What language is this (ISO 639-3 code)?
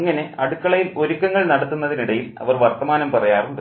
mal